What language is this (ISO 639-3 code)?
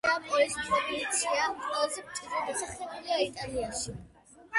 kat